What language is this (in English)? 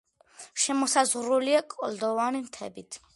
Georgian